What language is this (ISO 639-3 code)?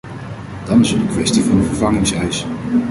nld